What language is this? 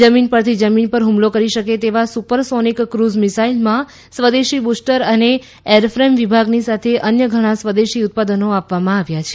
Gujarati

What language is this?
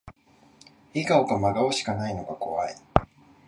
Japanese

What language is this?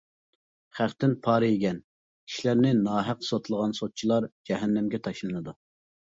Uyghur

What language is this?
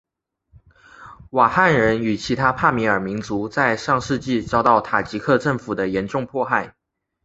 Chinese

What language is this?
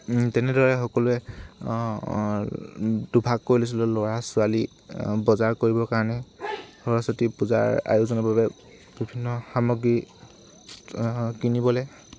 Assamese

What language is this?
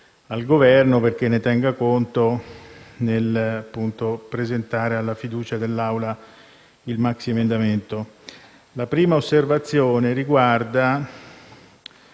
Italian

